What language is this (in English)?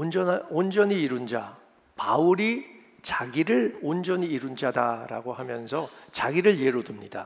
Korean